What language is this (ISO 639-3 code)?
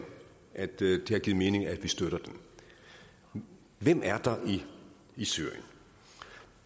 dan